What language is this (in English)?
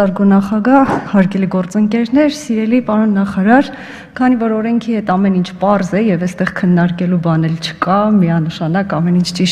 Turkish